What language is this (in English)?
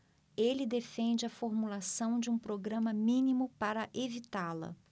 Portuguese